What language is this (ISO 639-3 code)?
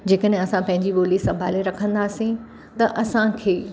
snd